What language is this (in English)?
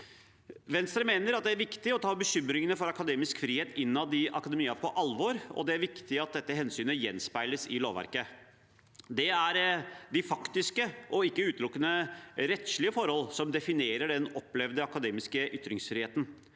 Norwegian